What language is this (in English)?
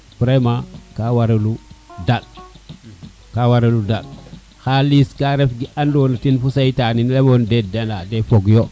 Serer